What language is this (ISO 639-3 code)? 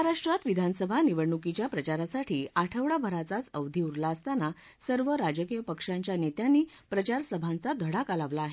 mar